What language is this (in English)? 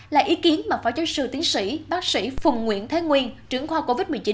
Vietnamese